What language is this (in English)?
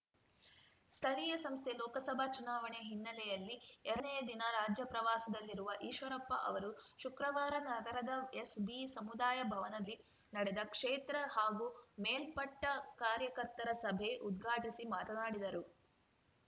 Kannada